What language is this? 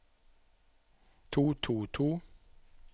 Norwegian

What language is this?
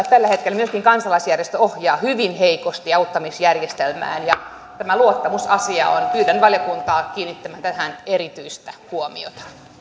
Finnish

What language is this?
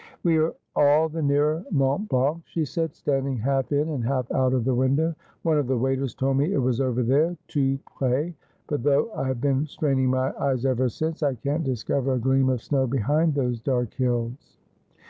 English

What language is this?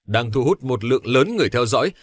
Vietnamese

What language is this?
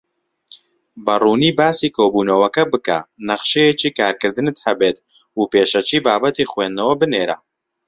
Central Kurdish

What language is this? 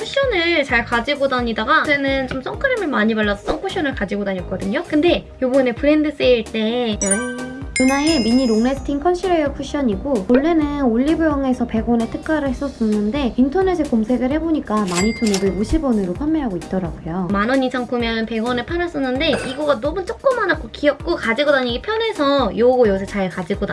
Korean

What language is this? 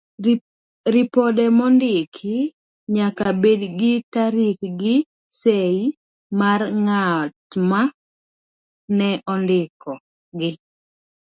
Luo (Kenya and Tanzania)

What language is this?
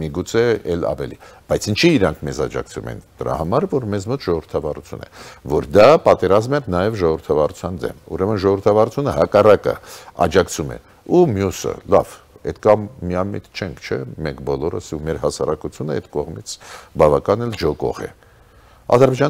Romanian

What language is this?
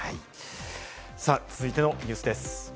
Japanese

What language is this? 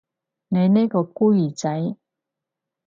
Cantonese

